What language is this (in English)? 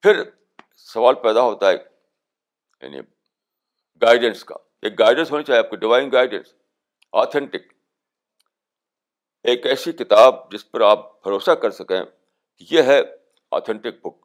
Urdu